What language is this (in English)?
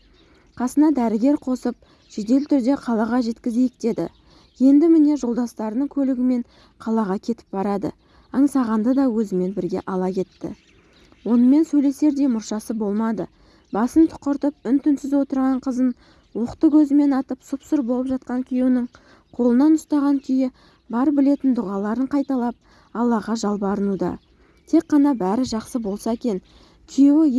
Turkish